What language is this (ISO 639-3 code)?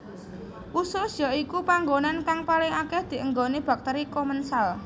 jav